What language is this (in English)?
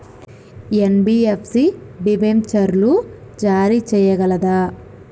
Telugu